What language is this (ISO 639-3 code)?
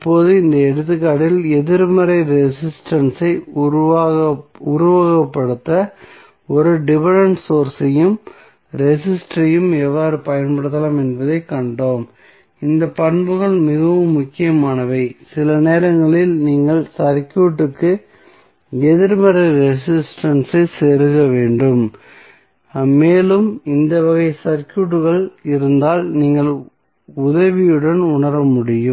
tam